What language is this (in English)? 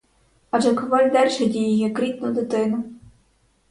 Ukrainian